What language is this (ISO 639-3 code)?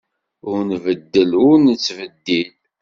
kab